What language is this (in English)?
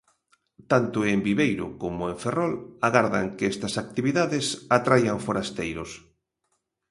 Galician